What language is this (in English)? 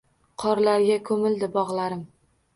Uzbek